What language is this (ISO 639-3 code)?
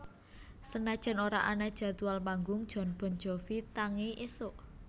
jav